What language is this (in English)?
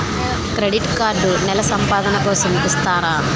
Telugu